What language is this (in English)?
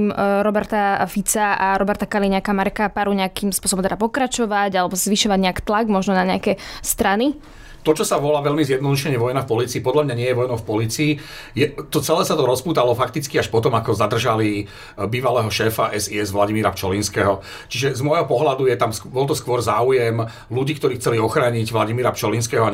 Slovak